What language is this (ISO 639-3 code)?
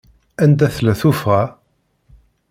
kab